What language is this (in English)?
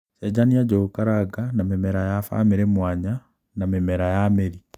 Kikuyu